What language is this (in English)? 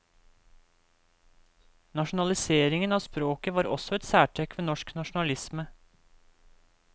Norwegian